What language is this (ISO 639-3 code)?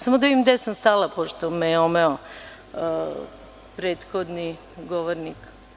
srp